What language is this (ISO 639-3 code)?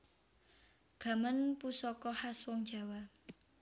jav